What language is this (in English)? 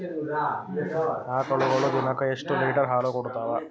Kannada